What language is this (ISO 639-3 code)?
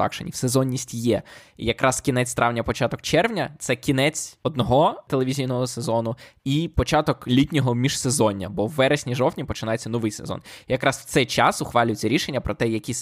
ukr